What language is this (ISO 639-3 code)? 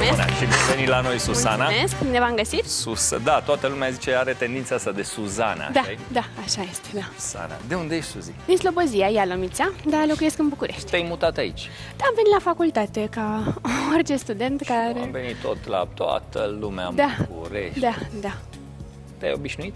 ron